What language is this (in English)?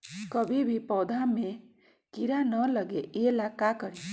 Magahi